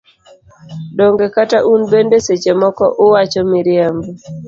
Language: Luo (Kenya and Tanzania)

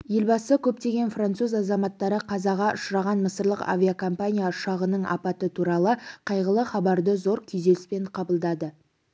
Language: Kazakh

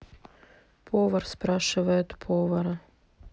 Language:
Russian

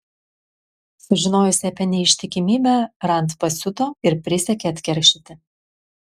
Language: Lithuanian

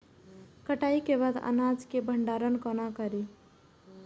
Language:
Maithili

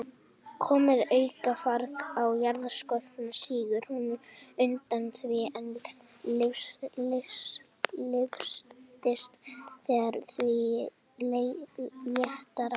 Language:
Icelandic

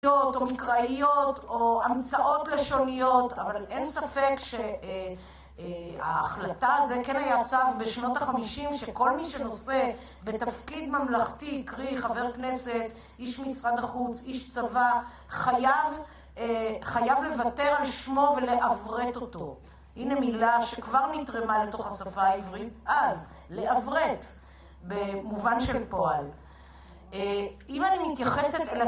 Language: Hebrew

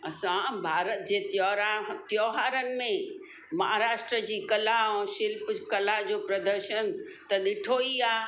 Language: Sindhi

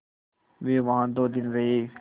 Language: Hindi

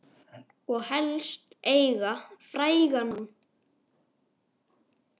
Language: Icelandic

